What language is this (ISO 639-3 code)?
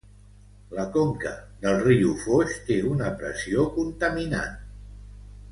cat